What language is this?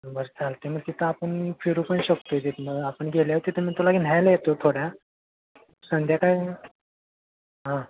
Marathi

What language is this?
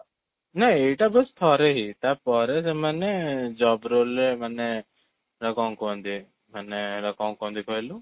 Odia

